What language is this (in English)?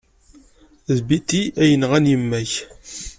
Kabyle